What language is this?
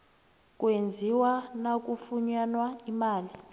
South Ndebele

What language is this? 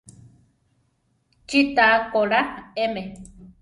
Central Tarahumara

